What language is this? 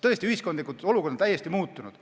Estonian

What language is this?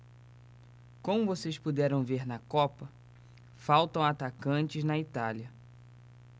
Portuguese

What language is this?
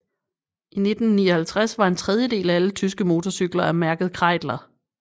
Danish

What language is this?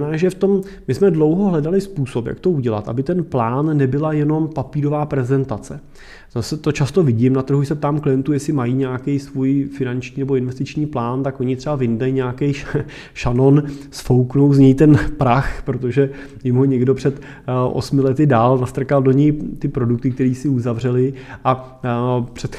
Czech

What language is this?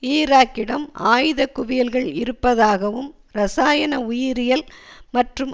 Tamil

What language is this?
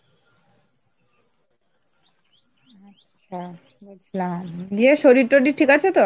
Bangla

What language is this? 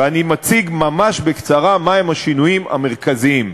Hebrew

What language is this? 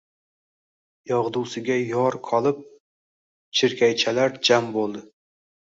Uzbek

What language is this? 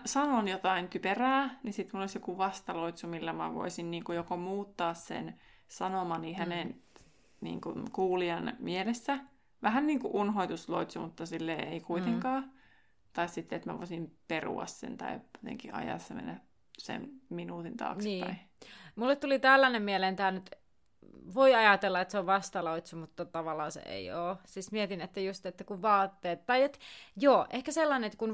Finnish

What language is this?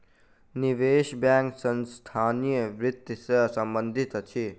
Maithili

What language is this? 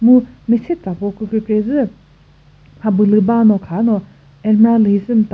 Chokri Naga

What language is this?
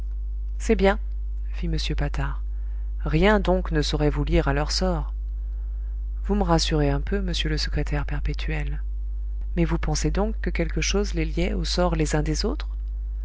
French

